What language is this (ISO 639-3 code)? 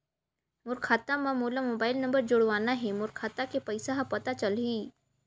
hne